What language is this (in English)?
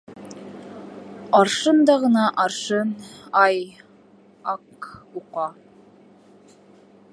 Bashkir